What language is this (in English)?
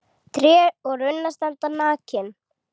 Icelandic